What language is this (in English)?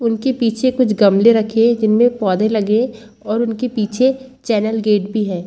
Hindi